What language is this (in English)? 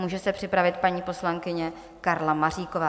Czech